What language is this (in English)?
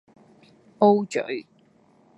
Cantonese